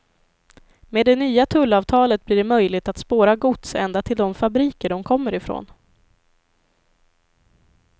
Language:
Swedish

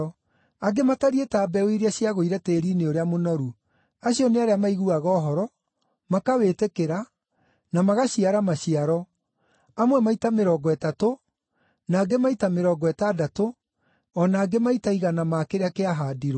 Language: Kikuyu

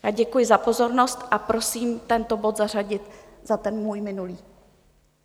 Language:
Czech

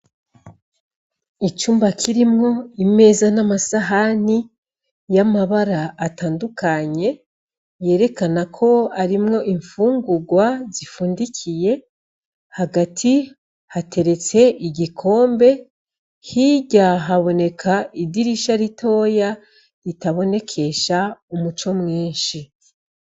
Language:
Rundi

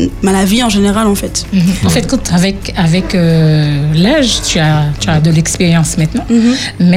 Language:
French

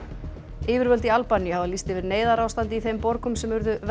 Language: Icelandic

